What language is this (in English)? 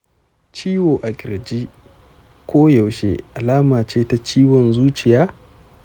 Hausa